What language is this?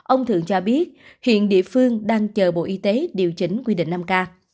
Vietnamese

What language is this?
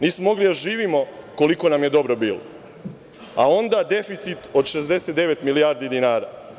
Serbian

